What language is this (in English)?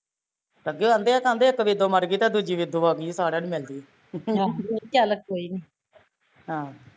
Punjabi